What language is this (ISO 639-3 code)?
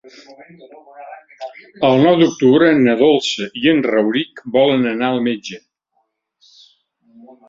cat